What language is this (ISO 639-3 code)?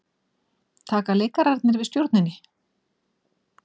isl